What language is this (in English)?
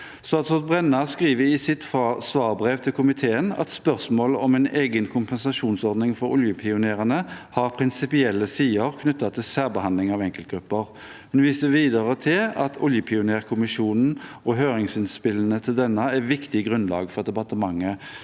Norwegian